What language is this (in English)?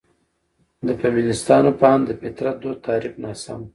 Pashto